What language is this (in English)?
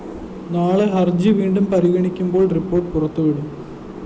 Malayalam